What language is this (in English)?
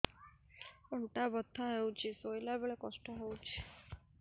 Odia